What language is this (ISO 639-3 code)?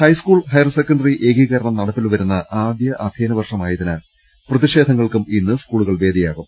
mal